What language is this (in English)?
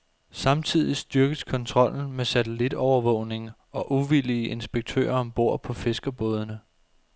Danish